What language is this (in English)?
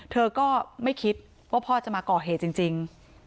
Thai